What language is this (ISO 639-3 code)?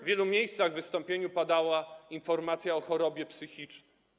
pol